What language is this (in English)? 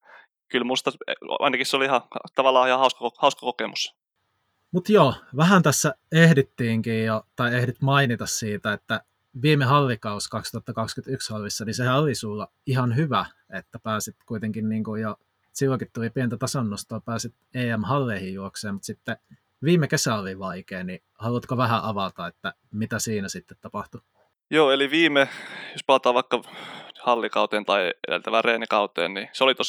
Finnish